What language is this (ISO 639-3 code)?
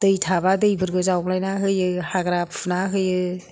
brx